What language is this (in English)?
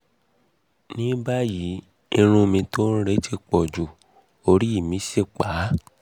Yoruba